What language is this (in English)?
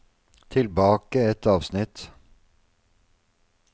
Norwegian